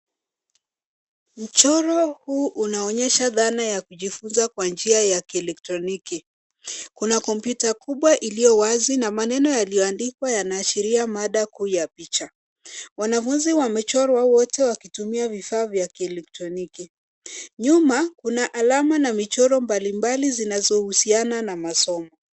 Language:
Swahili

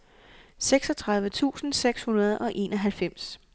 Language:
Danish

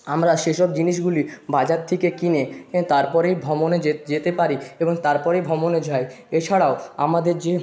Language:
Bangla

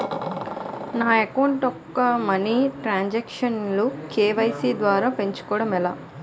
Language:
Telugu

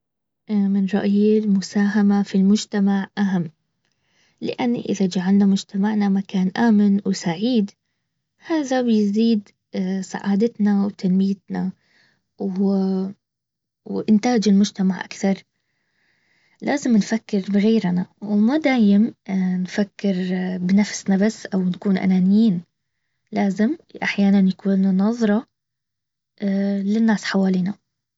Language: Baharna Arabic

